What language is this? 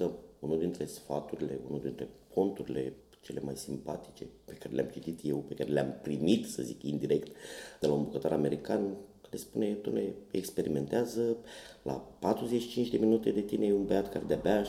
Romanian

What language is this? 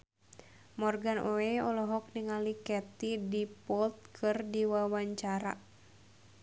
Sundanese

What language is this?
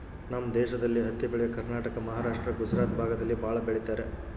Kannada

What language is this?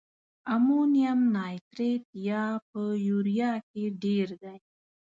Pashto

